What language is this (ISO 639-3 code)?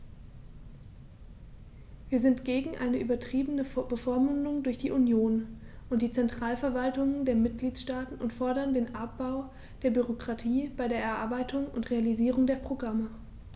deu